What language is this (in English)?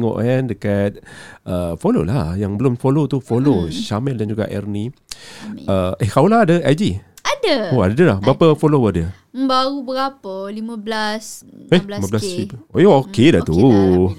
Malay